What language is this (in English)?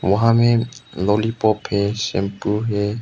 Hindi